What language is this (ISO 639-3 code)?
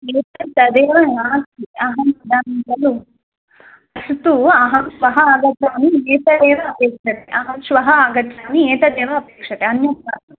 san